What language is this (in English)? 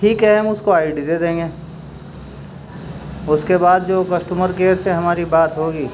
Urdu